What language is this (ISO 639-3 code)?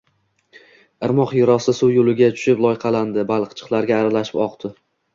uzb